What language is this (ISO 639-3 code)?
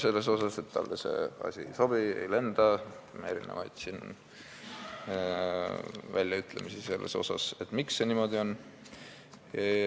est